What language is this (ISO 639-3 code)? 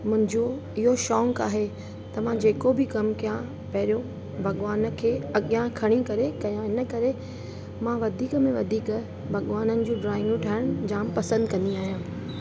snd